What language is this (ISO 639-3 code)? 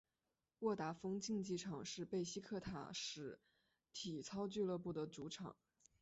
zho